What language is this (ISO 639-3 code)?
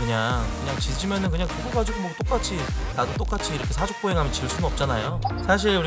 kor